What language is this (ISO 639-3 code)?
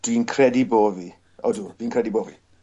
cym